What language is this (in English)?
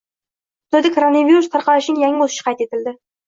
Uzbek